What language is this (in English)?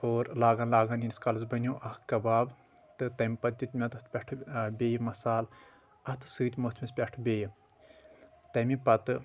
Kashmiri